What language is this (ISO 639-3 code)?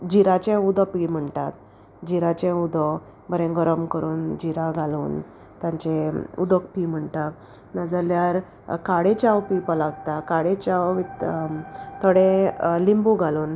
kok